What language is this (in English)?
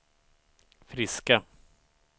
Swedish